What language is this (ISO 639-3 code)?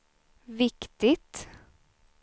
swe